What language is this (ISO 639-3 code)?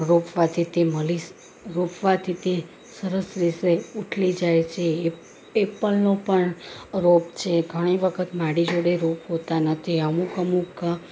guj